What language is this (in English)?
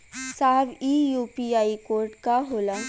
Bhojpuri